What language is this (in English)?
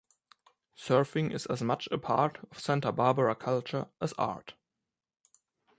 English